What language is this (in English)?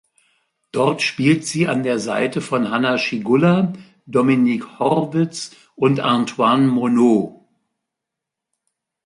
German